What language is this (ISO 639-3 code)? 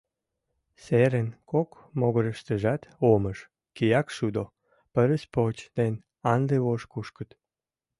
chm